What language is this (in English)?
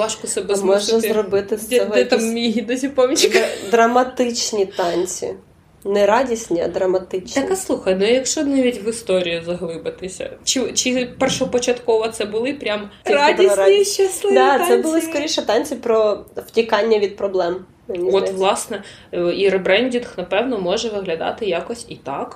Ukrainian